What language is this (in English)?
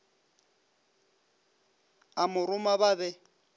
Northern Sotho